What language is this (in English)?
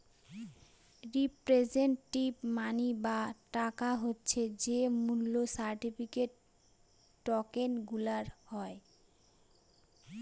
Bangla